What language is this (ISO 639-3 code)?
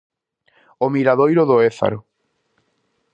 glg